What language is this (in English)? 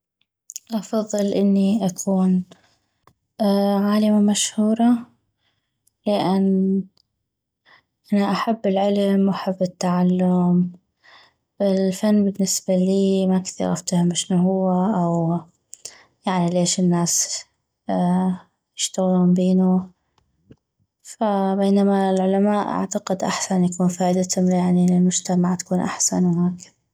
North Mesopotamian Arabic